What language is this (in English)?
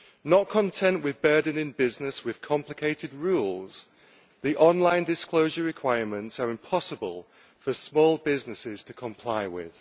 English